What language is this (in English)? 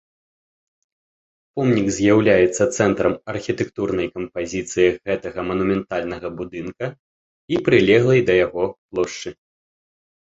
Belarusian